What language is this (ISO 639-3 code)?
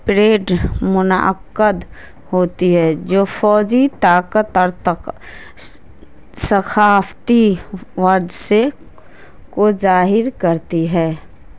urd